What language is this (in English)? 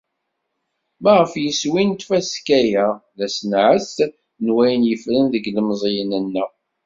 Kabyle